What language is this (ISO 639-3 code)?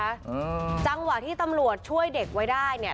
tha